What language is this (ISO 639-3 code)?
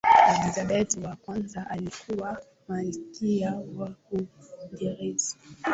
swa